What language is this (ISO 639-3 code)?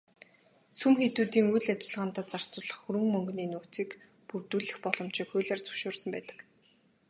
mon